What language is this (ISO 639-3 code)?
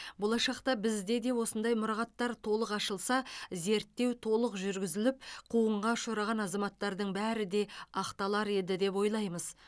kaz